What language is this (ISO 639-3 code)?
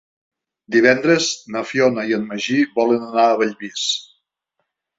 cat